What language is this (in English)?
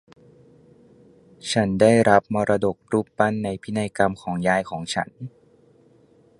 Thai